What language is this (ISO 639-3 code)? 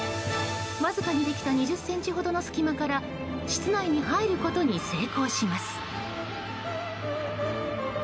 jpn